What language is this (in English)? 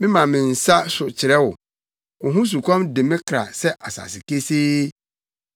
Akan